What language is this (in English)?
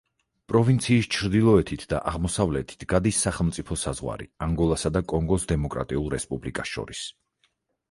Georgian